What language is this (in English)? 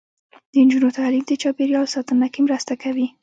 Pashto